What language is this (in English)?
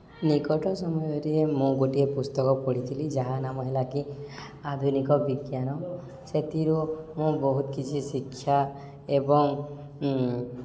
Odia